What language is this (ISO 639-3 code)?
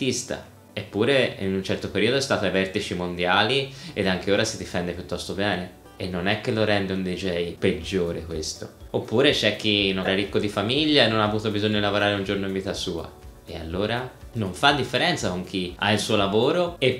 ita